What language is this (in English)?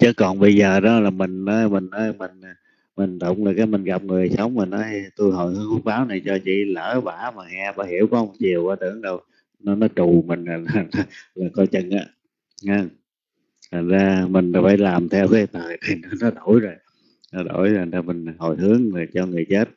Vietnamese